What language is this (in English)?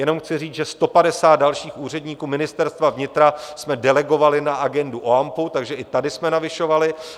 Czech